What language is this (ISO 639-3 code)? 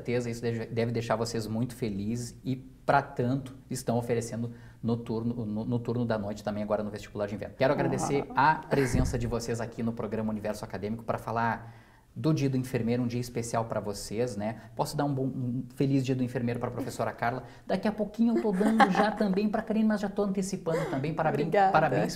por